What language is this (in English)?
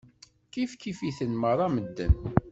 Kabyle